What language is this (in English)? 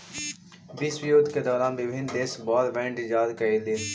Magahi